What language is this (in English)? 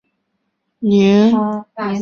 Chinese